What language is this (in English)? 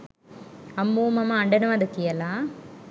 Sinhala